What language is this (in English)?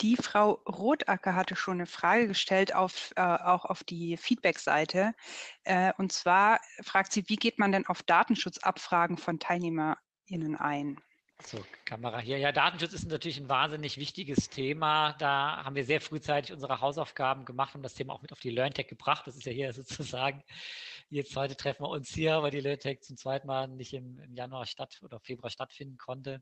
German